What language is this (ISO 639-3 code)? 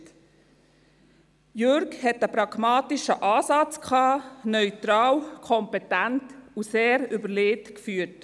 gsw